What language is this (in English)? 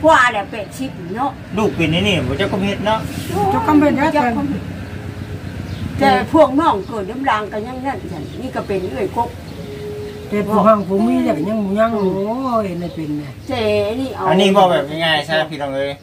Thai